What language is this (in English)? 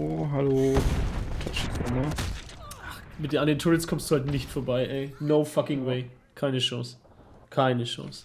German